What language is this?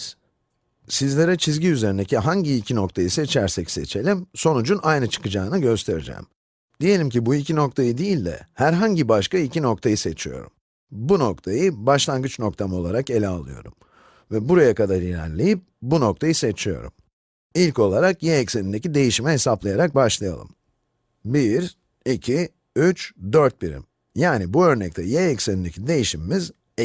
Turkish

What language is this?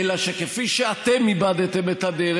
Hebrew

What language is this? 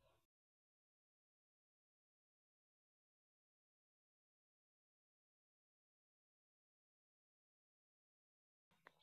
Kalenjin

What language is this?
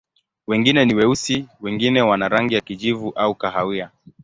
Swahili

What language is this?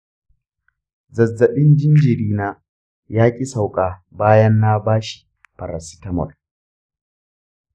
Hausa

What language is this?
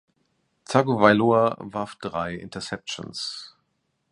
German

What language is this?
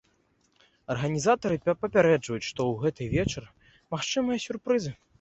Belarusian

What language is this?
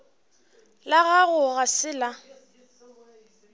Northern Sotho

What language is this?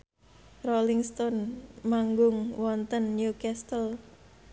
Javanese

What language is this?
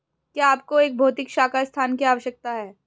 Hindi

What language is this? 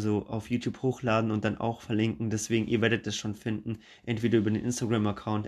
German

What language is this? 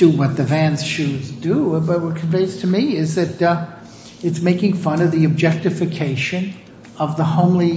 English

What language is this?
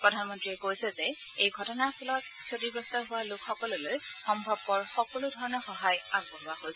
Assamese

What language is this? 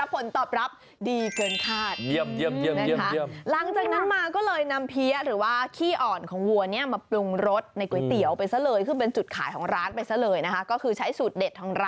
Thai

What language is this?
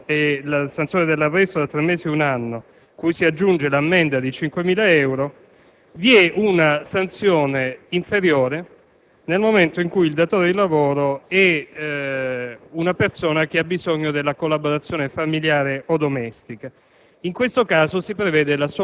Italian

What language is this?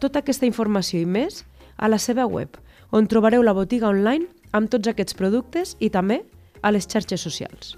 Spanish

